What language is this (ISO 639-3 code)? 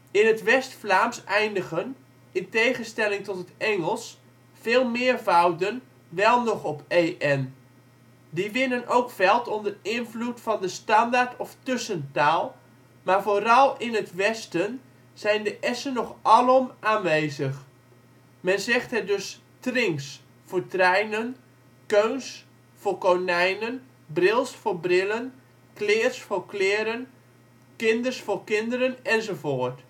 nld